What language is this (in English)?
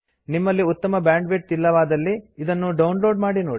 Kannada